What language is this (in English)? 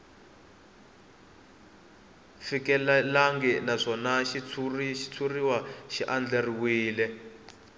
Tsonga